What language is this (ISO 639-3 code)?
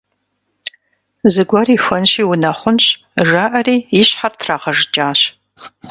kbd